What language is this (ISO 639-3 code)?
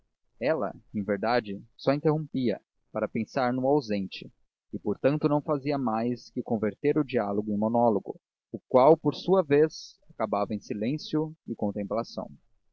por